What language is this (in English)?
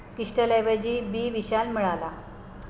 Marathi